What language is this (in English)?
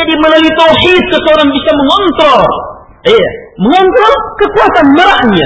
Malay